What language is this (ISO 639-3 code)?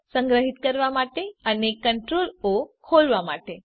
guj